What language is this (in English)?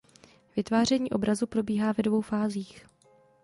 Czech